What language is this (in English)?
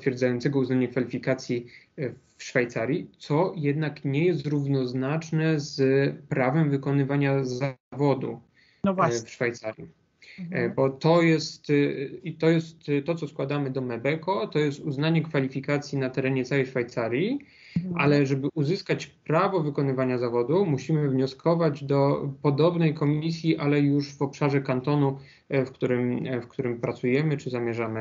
Polish